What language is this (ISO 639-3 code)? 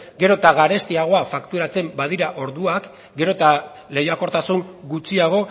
eus